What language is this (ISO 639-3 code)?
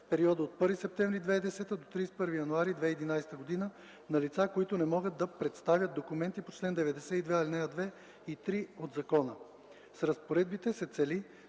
bul